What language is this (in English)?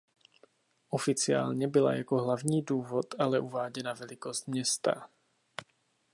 Czech